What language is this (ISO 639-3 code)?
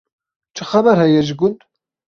kur